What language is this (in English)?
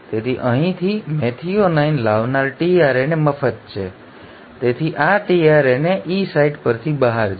Gujarati